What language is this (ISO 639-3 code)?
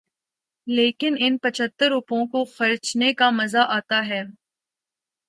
urd